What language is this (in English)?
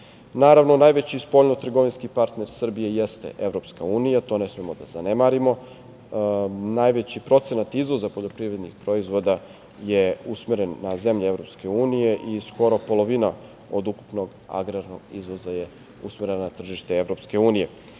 Serbian